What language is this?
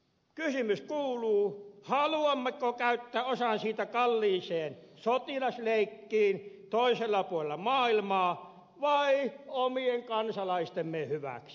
Finnish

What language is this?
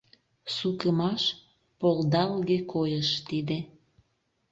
Mari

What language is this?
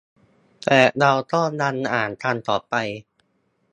Thai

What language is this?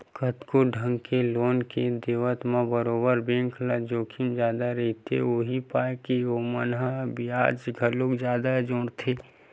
Chhattisgarhi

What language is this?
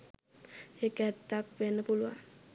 Sinhala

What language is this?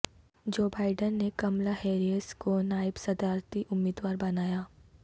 Urdu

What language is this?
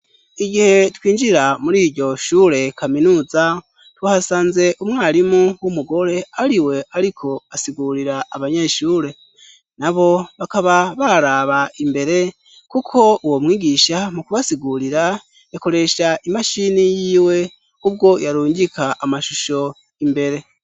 Rundi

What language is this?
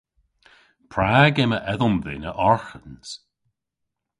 Cornish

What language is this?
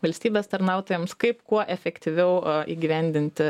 Lithuanian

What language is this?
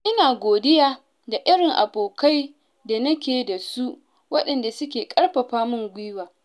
Hausa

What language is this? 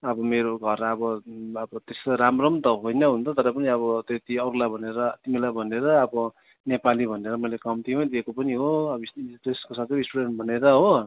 Nepali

